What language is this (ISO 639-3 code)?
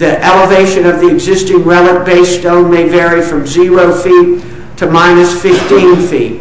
eng